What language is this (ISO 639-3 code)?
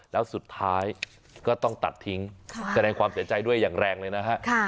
tha